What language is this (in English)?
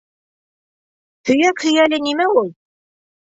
Bashkir